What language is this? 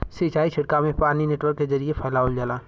Bhojpuri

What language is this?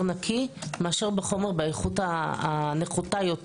Hebrew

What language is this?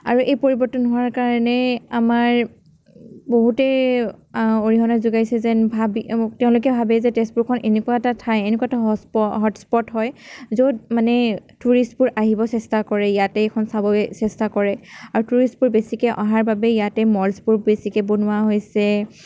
Assamese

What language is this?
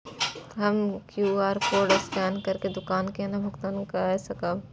Maithili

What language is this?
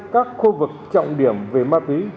Vietnamese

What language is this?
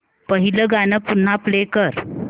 Marathi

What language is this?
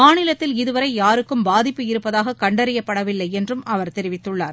Tamil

